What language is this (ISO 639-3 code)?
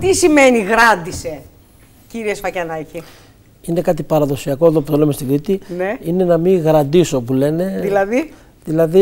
ell